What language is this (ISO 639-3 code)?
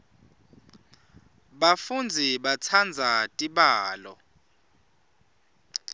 ssw